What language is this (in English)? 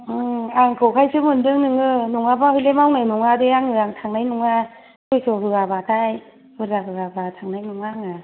Bodo